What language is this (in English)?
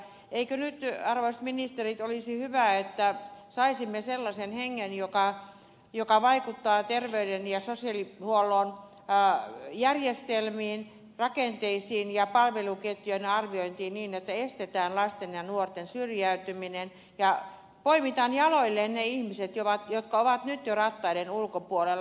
Finnish